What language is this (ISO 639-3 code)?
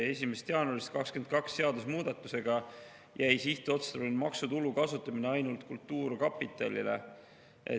est